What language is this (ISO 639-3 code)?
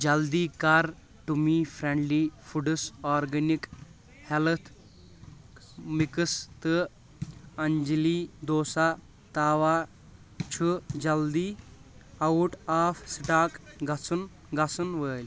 kas